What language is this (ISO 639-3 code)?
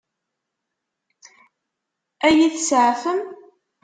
kab